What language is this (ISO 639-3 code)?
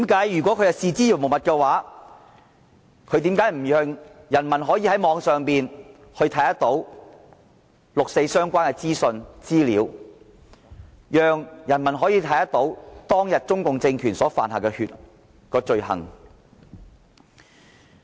yue